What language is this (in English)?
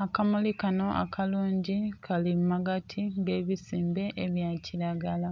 Soga